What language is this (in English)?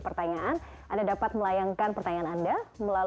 Indonesian